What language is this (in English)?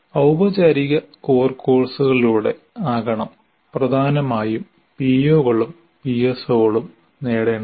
Malayalam